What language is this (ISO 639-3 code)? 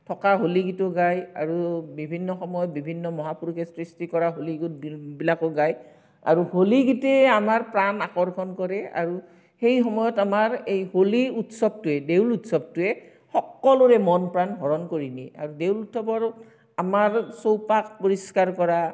asm